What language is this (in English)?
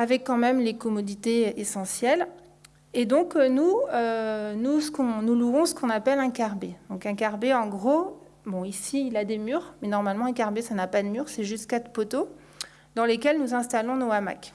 French